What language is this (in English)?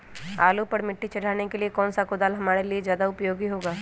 Magahi